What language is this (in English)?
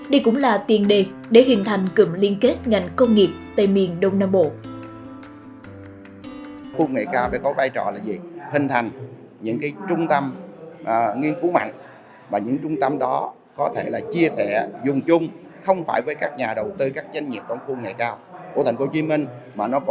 Vietnamese